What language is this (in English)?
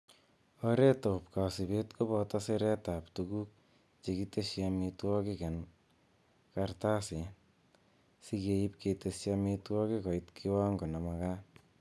Kalenjin